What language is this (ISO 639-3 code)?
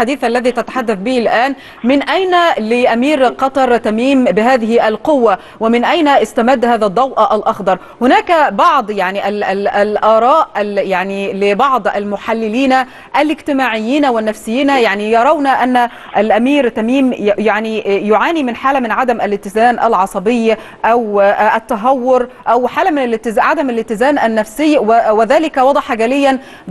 ara